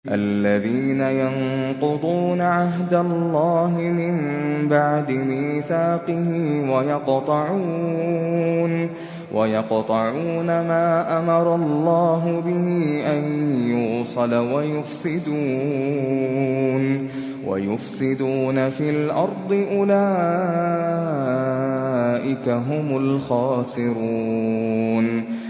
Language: Arabic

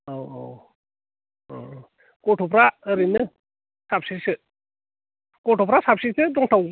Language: Bodo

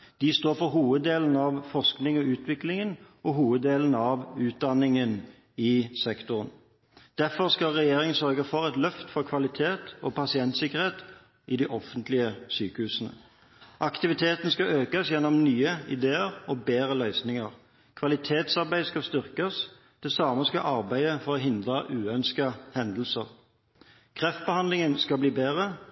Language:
Norwegian Bokmål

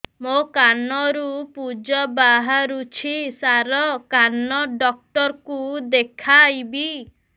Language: Odia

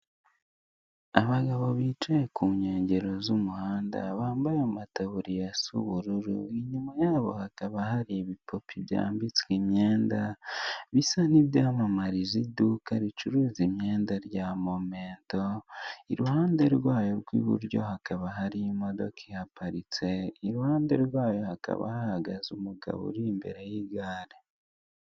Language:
Kinyarwanda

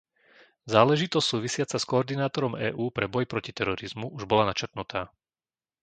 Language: Slovak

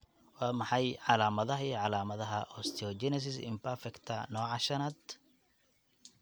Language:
Somali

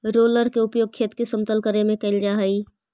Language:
Magahi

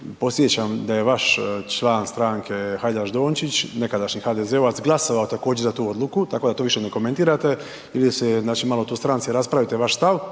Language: Croatian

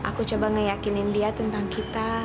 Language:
Indonesian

